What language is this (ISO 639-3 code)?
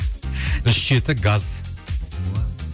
kaz